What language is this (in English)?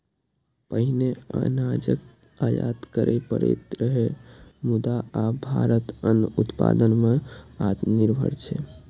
Maithili